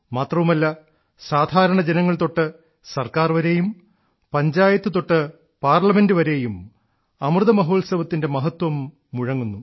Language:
Malayalam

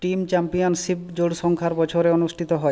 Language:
Bangla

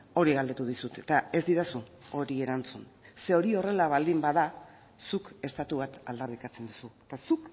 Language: Basque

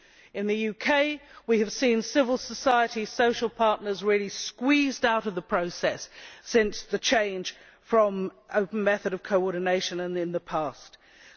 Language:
English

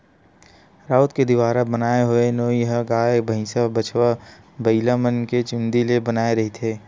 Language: Chhattisgarhi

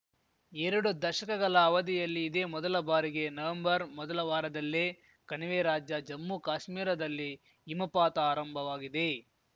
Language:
Kannada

